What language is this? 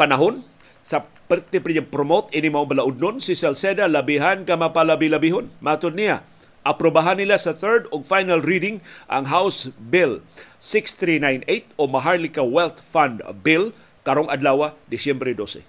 Filipino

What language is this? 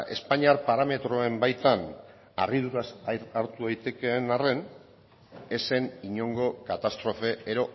Basque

